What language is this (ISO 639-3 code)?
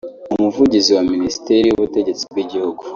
kin